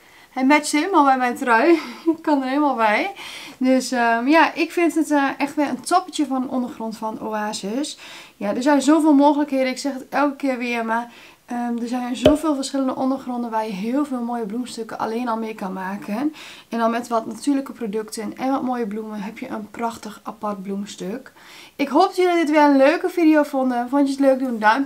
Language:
Dutch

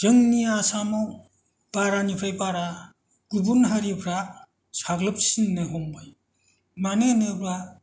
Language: Bodo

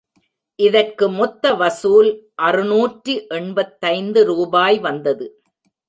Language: Tamil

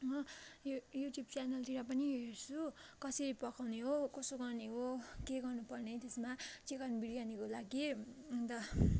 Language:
Nepali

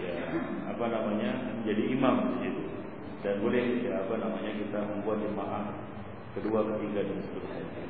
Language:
Malay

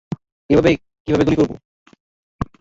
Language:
Bangla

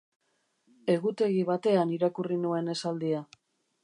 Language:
Basque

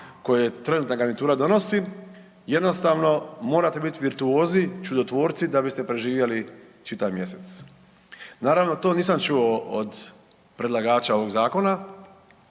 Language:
Croatian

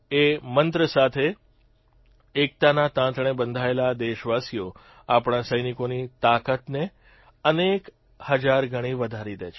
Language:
Gujarati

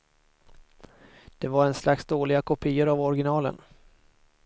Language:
Swedish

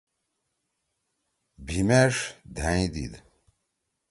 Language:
Torwali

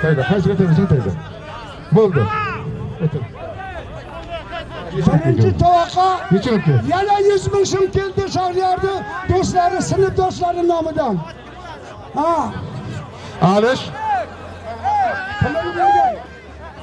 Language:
Turkish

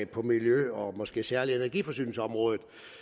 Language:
Danish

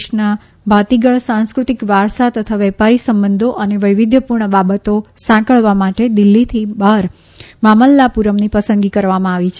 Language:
Gujarati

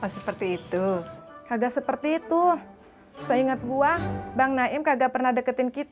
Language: Indonesian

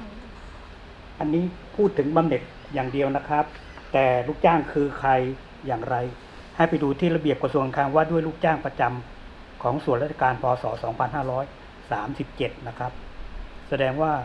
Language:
Thai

